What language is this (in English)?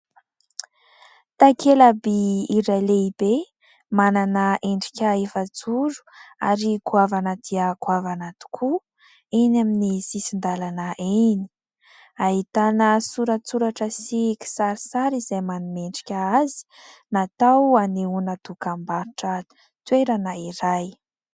Malagasy